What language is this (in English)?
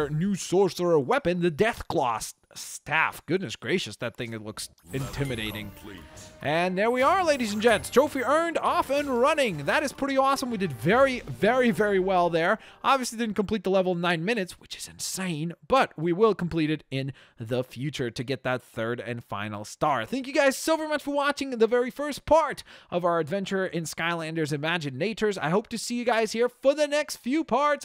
English